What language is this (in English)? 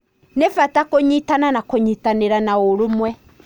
Kikuyu